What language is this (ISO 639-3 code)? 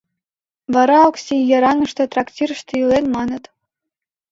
chm